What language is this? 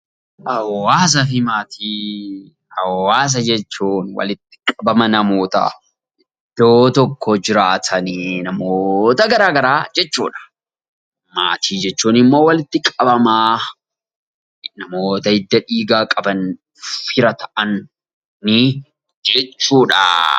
Oromo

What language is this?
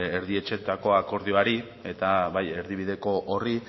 Basque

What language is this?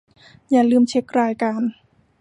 Thai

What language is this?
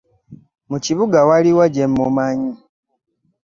Ganda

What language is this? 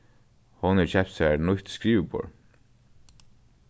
Faroese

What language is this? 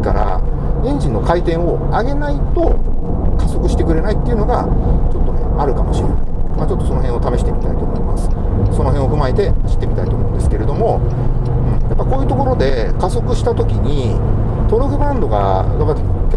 Japanese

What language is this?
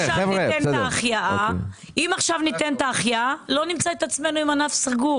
Hebrew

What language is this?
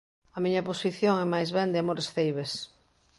Galician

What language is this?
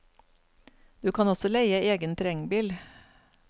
Norwegian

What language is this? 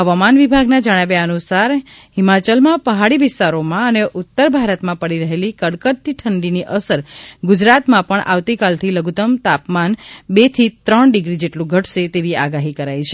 Gujarati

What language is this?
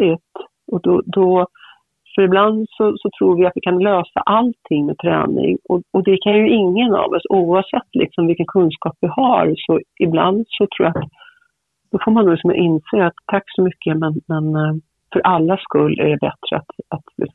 Swedish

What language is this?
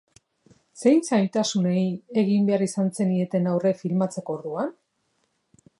Basque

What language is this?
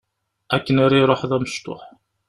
Kabyle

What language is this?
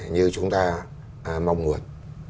Vietnamese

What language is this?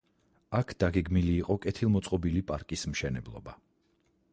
Georgian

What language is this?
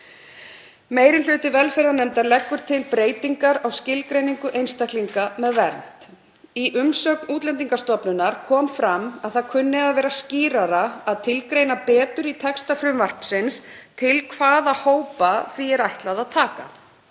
Icelandic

